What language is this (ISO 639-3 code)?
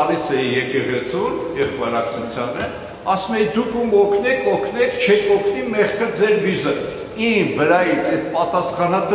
deu